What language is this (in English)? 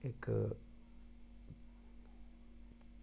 Dogri